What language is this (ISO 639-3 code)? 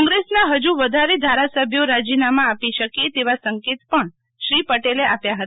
guj